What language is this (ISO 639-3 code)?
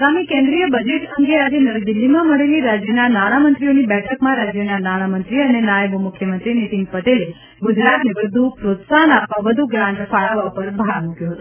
guj